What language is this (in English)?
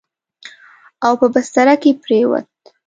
Pashto